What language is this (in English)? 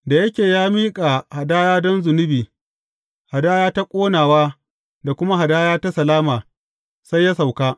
Hausa